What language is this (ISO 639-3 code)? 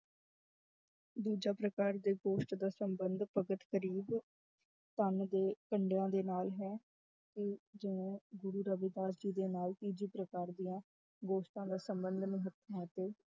pan